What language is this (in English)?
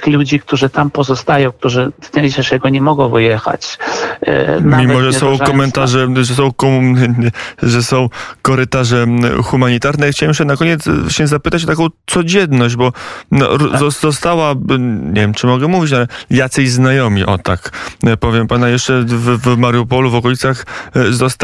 Polish